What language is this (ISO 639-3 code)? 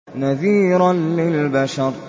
ara